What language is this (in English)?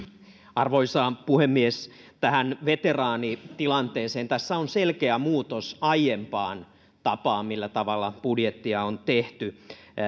Finnish